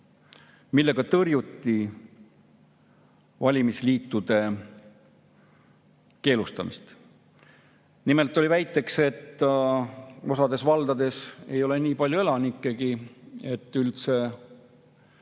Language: Estonian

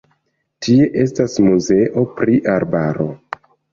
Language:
Esperanto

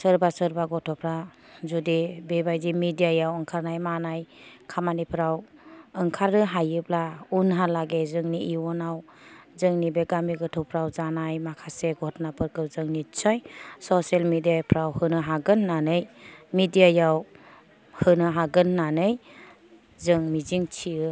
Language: Bodo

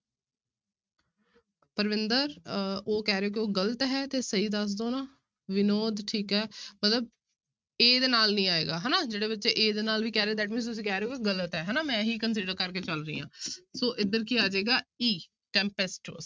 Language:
Punjabi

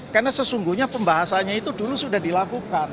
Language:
Indonesian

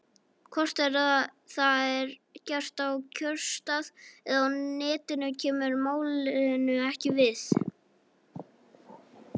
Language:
Icelandic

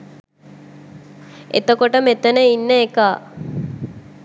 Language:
Sinhala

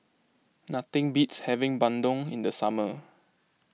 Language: English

